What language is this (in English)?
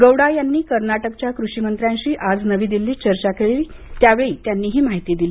Marathi